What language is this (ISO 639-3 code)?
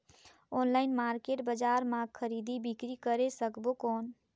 hne